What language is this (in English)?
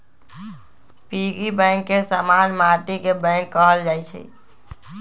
Magahi